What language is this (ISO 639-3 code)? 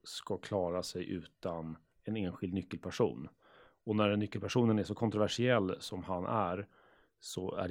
swe